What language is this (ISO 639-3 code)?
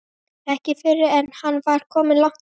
isl